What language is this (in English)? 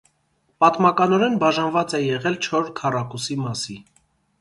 Armenian